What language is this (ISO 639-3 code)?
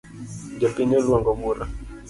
luo